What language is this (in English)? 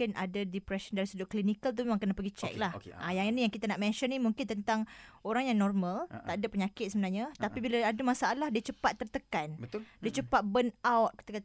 Malay